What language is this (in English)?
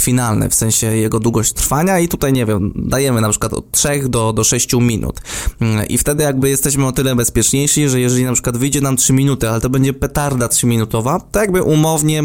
Polish